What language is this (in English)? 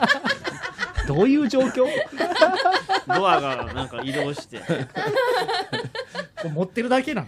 Japanese